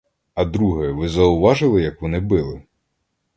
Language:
Ukrainian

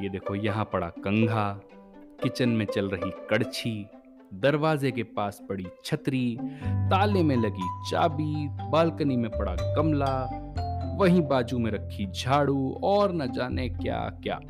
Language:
Hindi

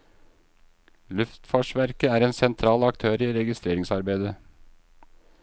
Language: Norwegian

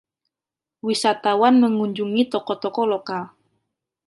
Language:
Indonesian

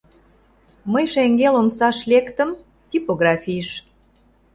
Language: Mari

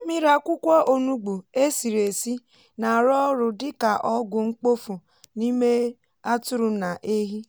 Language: Igbo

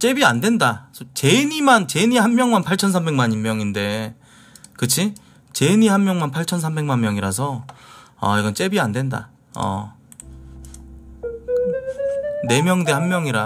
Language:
Korean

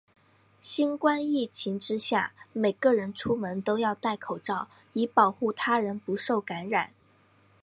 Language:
Chinese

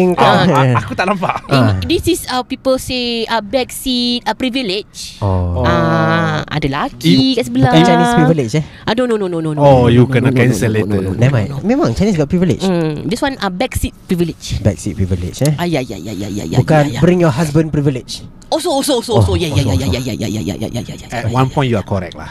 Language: Malay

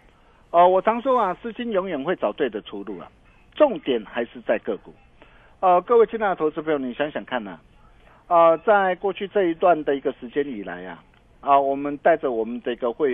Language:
Chinese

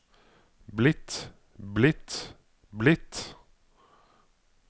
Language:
Norwegian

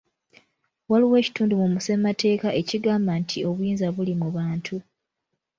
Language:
Ganda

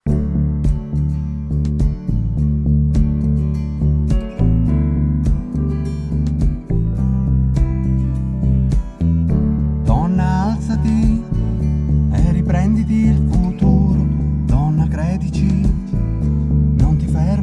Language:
Italian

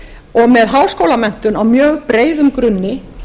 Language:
Icelandic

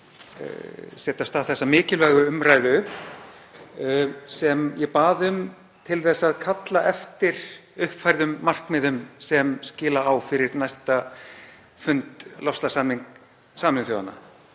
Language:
Icelandic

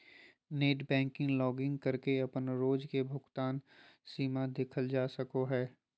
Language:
Magahi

